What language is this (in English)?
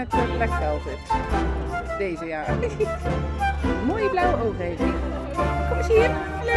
Dutch